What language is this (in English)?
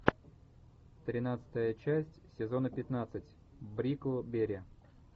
Russian